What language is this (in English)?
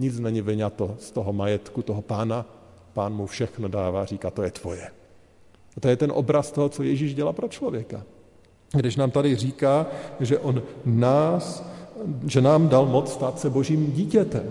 Czech